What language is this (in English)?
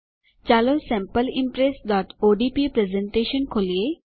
Gujarati